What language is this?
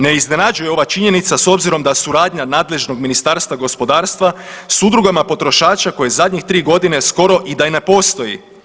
Croatian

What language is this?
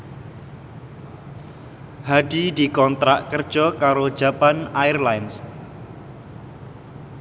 Javanese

